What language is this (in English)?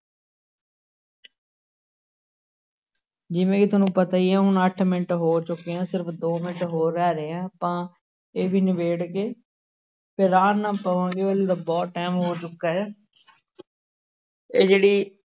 Punjabi